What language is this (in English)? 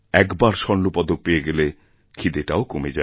Bangla